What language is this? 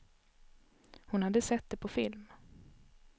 Swedish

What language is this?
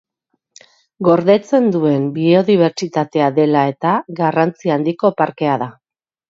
Basque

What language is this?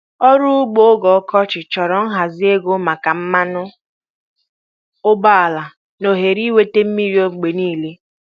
Igbo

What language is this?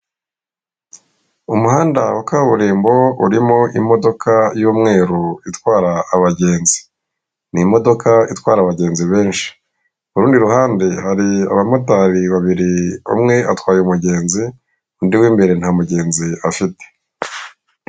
Kinyarwanda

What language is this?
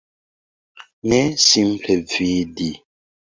Esperanto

